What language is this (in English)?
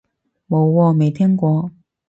Cantonese